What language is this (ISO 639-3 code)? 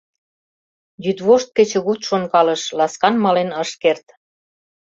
chm